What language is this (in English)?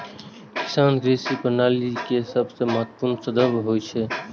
Maithili